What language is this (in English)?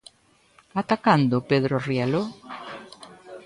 Galician